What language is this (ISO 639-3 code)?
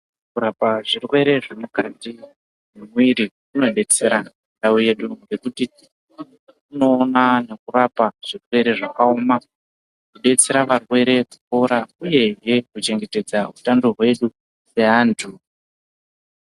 ndc